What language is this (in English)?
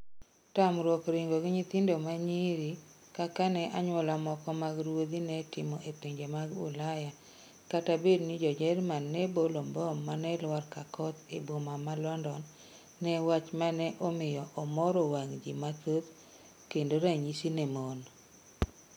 Luo (Kenya and Tanzania)